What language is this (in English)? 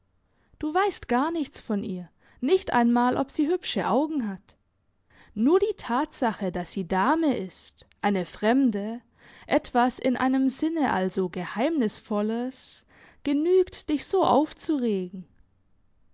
German